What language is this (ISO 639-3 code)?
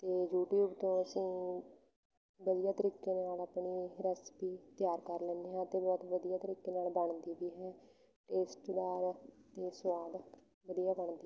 pan